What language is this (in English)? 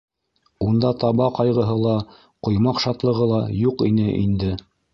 Bashkir